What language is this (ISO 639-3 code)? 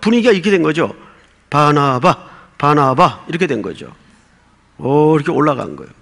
kor